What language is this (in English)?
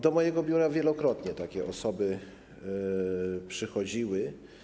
Polish